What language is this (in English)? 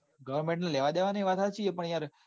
Gujarati